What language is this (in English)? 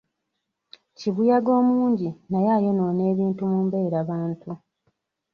Ganda